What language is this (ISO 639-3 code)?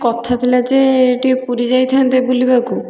ori